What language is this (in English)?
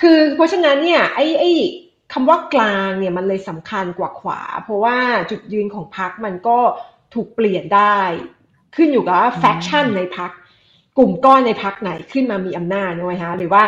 Thai